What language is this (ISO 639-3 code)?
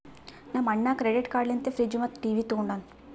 kan